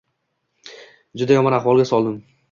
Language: Uzbek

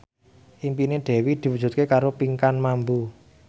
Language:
Javanese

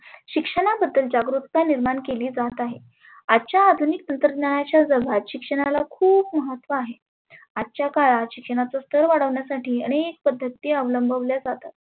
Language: Marathi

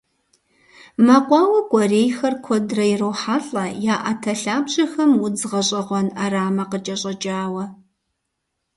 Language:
Kabardian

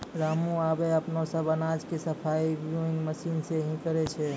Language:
Maithili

